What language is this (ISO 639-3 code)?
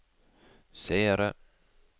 nor